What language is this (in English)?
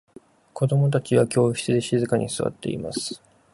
Japanese